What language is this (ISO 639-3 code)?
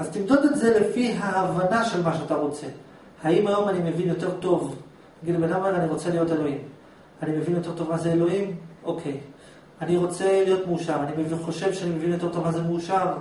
heb